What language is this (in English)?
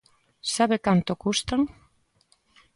Galician